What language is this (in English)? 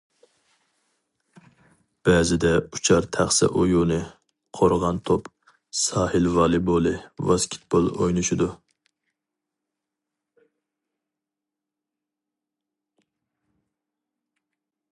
Uyghur